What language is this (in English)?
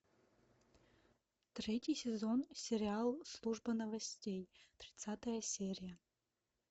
Russian